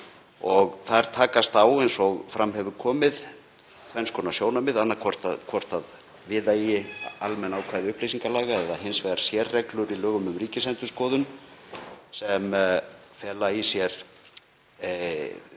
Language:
Icelandic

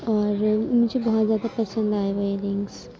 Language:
Urdu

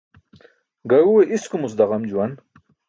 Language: Burushaski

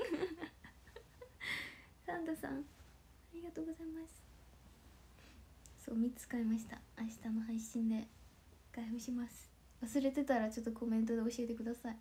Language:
Japanese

